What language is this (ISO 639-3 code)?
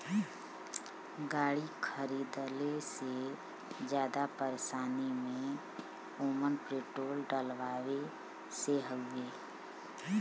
bho